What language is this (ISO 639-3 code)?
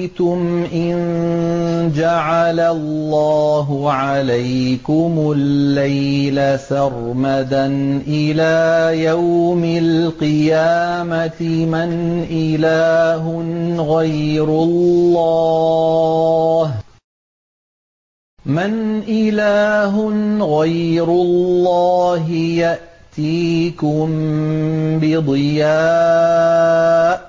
ara